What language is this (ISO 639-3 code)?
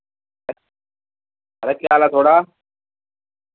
doi